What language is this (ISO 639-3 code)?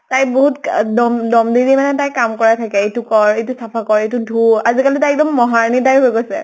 asm